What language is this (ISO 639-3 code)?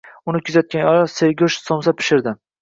uzb